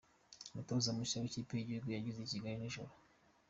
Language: Kinyarwanda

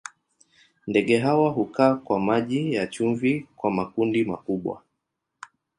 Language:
Swahili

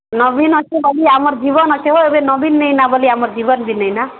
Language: Odia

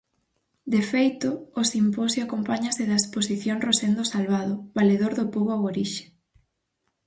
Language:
Galician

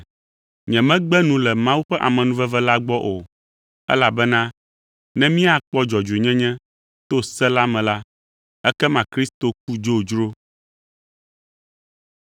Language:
Ewe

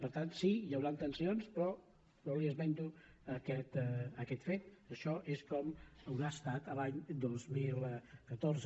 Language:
Catalan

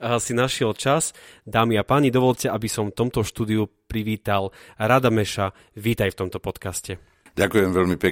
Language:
Slovak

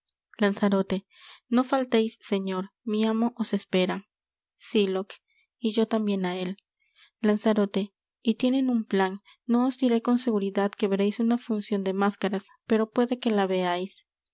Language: Spanish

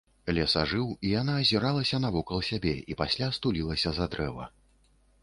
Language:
Belarusian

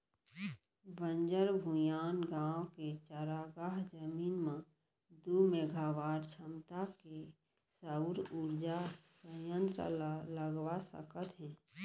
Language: Chhattisgarhi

